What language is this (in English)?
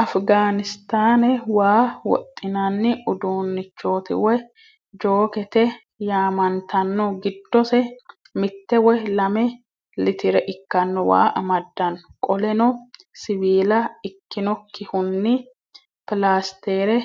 Sidamo